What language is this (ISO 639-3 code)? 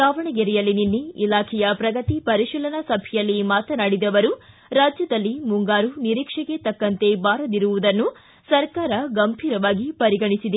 kan